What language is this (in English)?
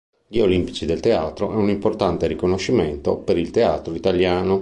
Italian